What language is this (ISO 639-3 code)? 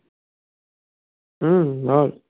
ben